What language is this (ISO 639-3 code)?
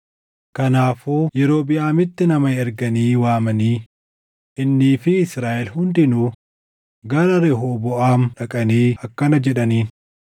orm